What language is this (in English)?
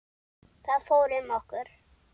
Icelandic